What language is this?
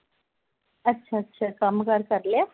Punjabi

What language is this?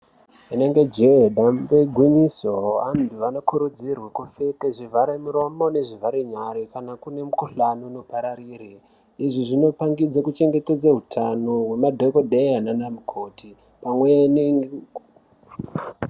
Ndau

